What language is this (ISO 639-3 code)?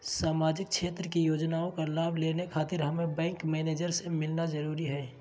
mag